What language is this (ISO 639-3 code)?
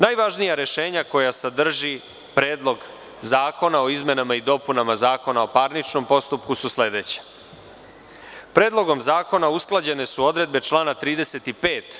srp